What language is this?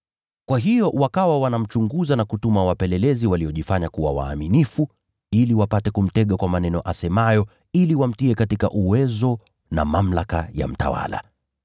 Swahili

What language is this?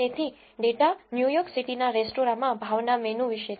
Gujarati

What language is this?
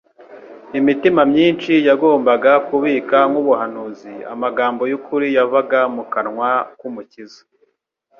Kinyarwanda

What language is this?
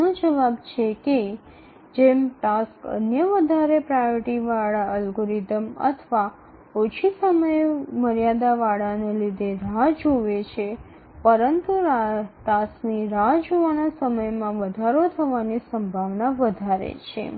Gujarati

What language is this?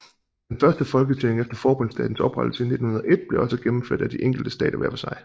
Danish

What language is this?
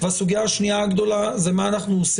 Hebrew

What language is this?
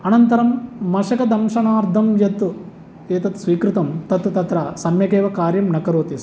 Sanskrit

